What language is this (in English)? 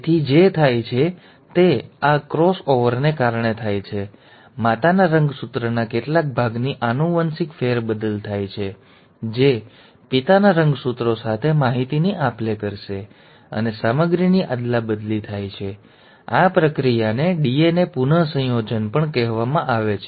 Gujarati